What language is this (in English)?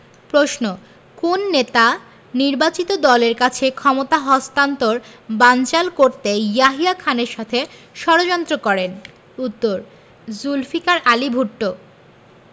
Bangla